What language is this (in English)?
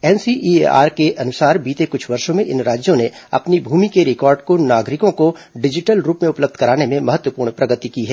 Hindi